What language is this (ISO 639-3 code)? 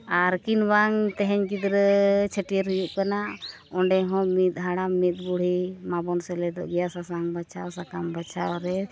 sat